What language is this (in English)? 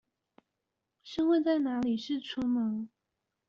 Chinese